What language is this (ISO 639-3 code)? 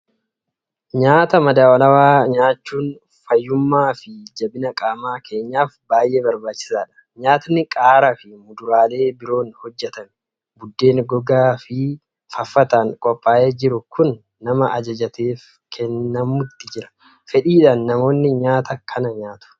orm